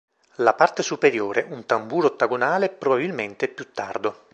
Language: Italian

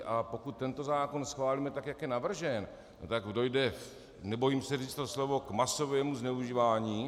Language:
Czech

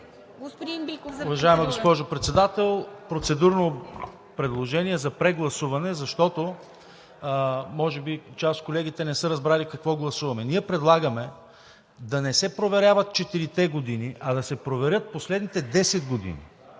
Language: Bulgarian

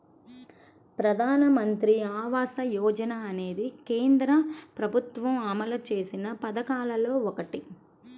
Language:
Telugu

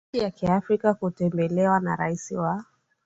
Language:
Swahili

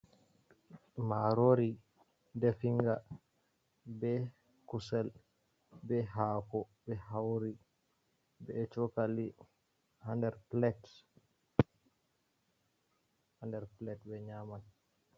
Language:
Fula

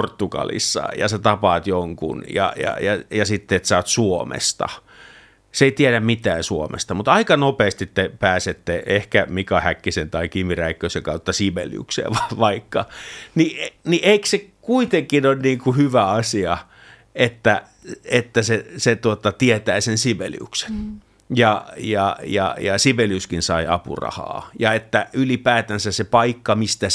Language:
Finnish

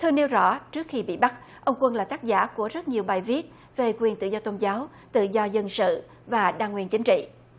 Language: Vietnamese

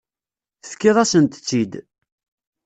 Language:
Kabyle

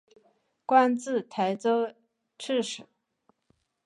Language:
Chinese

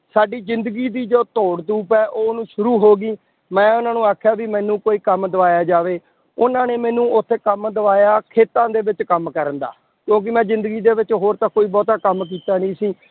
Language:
Punjabi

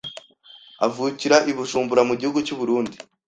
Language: Kinyarwanda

